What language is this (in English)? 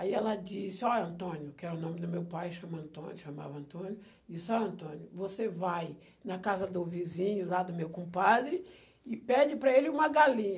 Portuguese